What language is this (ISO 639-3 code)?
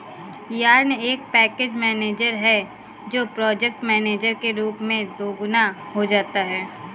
hin